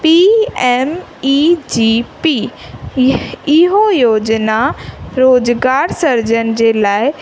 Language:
Sindhi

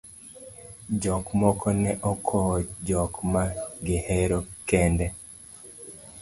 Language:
Luo (Kenya and Tanzania)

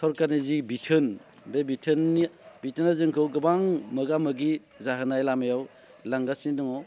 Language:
Bodo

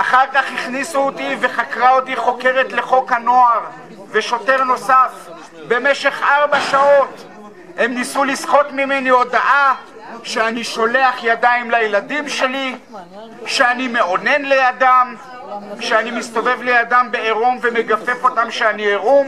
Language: Hebrew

